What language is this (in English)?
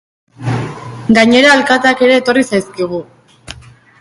Basque